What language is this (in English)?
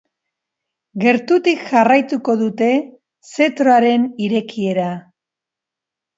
Basque